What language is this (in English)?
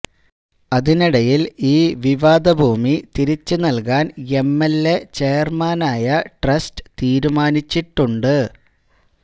Malayalam